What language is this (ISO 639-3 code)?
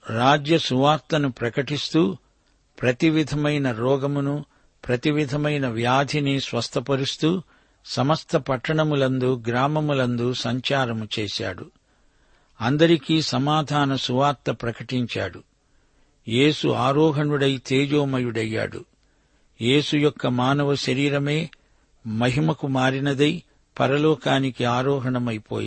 tel